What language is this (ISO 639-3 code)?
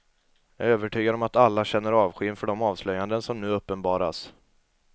swe